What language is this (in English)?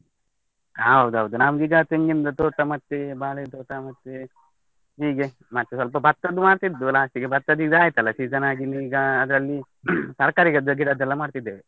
Kannada